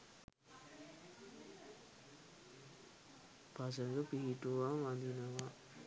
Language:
Sinhala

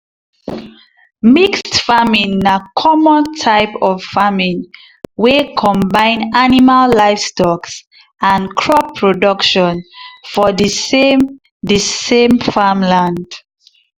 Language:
Nigerian Pidgin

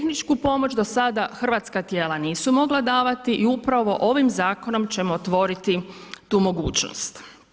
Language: Croatian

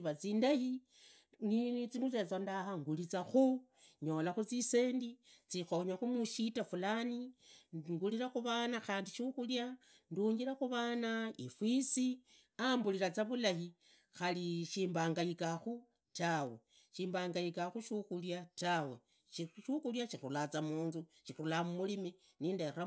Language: Idakho-Isukha-Tiriki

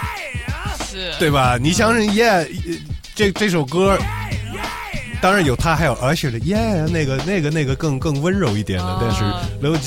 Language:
Chinese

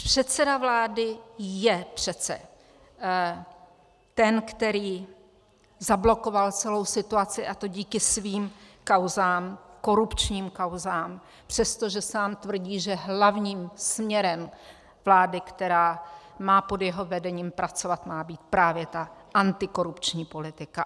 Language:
Czech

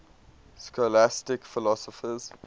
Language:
English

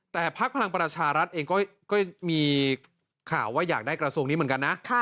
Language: Thai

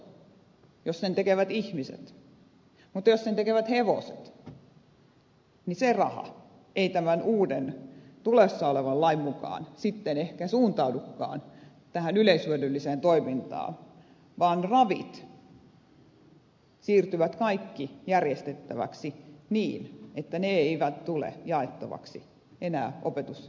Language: Finnish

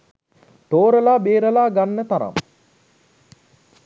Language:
Sinhala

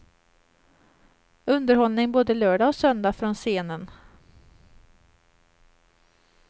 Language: Swedish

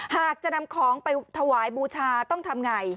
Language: Thai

